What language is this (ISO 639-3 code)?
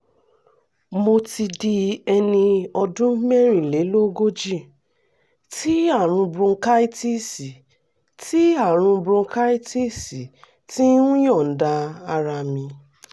yor